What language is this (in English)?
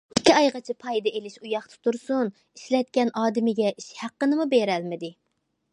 Uyghur